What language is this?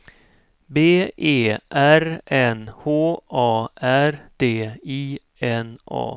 Swedish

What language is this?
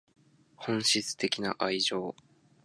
Japanese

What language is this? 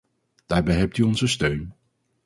Dutch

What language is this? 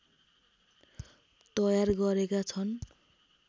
Nepali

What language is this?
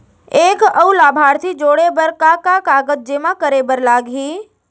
Chhattisgarhi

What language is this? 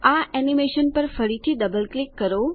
Gujarati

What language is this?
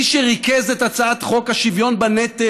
Hebrew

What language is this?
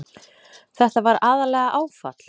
Icelandic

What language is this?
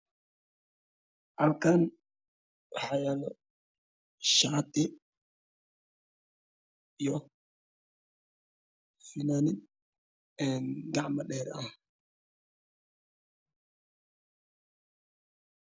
Somali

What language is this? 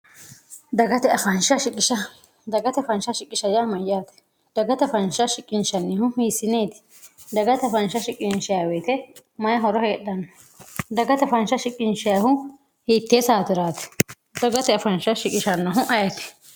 Sidamo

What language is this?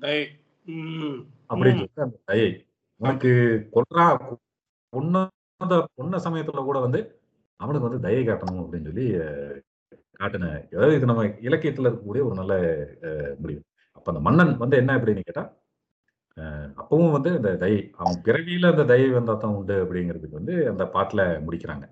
Tamil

